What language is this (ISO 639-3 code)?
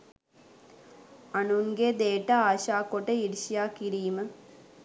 sin